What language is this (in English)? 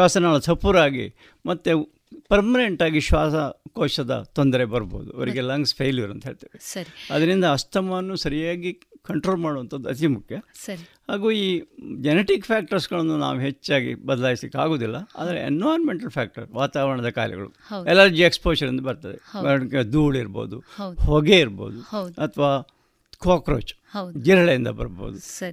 Kannada